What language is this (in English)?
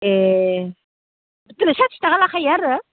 Bodo